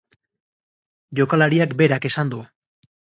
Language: Basque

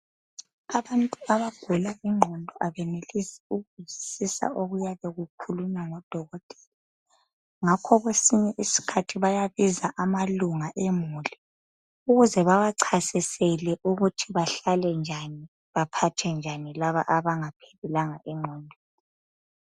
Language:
North Ndebele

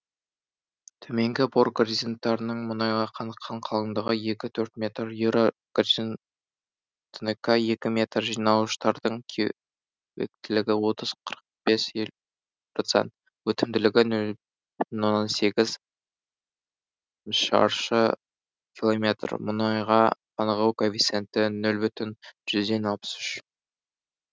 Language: Kazakh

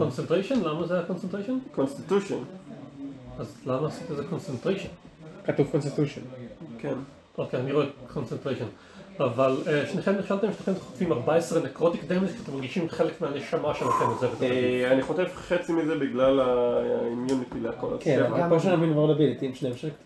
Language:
Hebrew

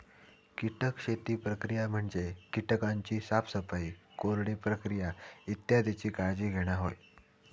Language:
Marathi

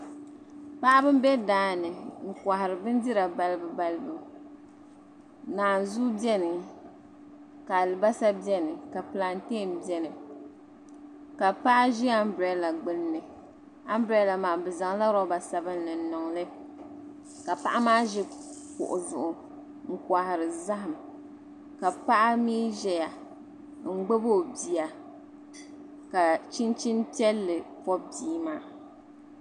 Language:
Dagbani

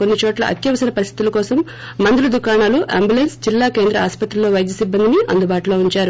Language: Telugu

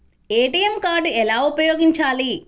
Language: Telugu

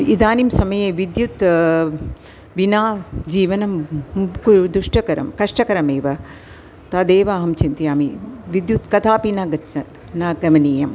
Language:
Sanskrit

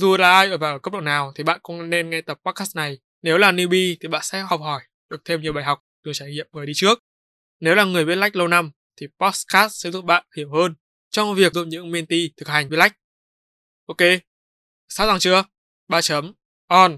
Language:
Vietnamese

